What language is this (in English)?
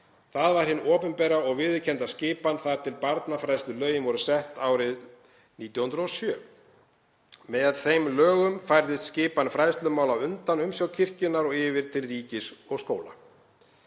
Icelandic